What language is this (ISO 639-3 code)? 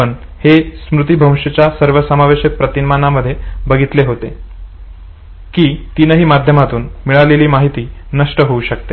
mar